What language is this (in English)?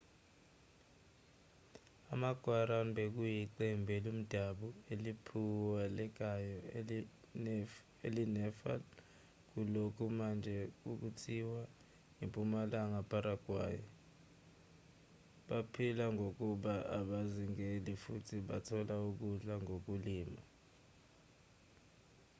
Zulu